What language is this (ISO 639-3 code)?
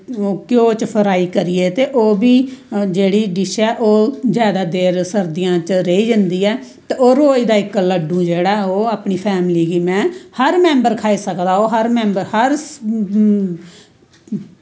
doi